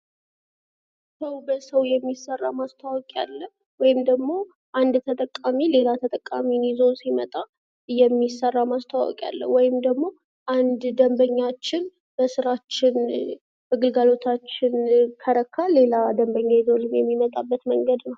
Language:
Amharic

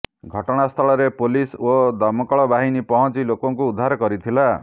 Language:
Odia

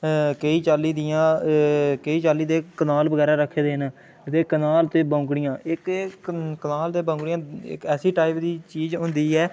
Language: Dogri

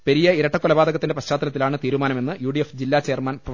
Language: Malayalam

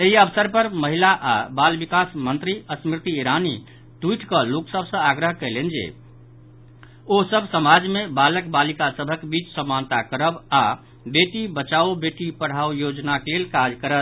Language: Maithili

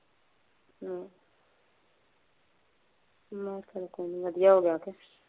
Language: Punjabi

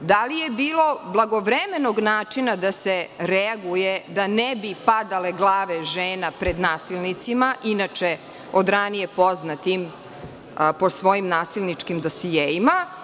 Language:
Serbian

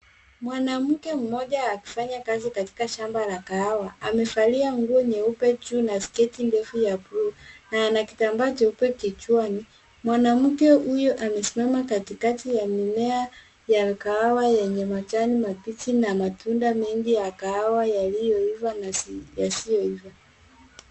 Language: Swahili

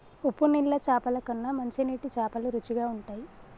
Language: Telugu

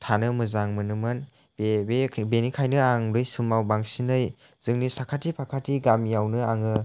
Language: Bodo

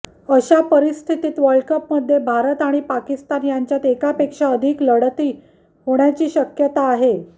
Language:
Marathi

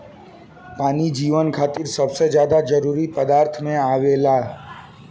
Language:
Bhojpuri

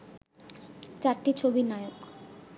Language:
Bangla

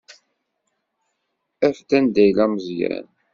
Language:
Kabyle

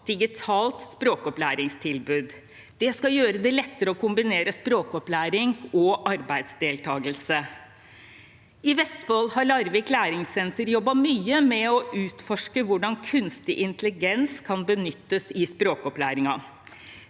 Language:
Norwegian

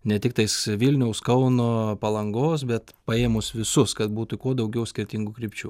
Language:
Lithuanian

